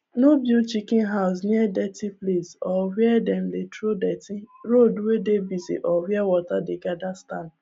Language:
Nigerian Pidgin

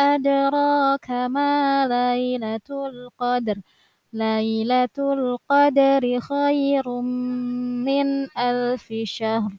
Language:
Arabic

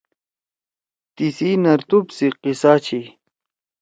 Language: Torwali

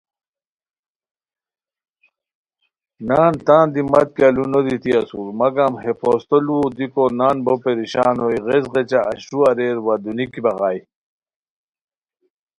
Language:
Khowar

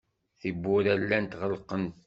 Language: Kabyle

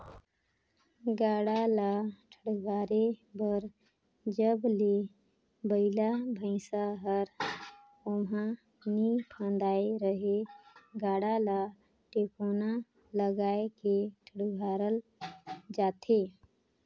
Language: Chhattisgarhi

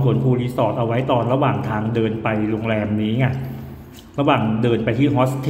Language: Thai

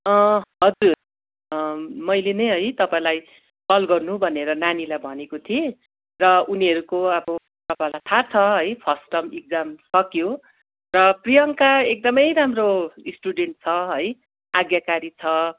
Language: Nepali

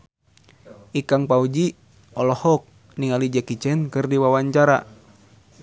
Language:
Sundanese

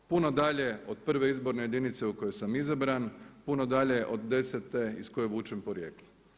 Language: Croatian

